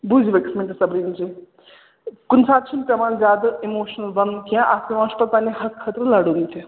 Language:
Kashmiri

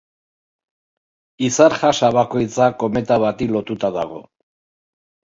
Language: Basque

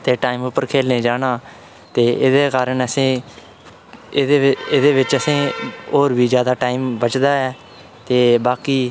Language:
Dogri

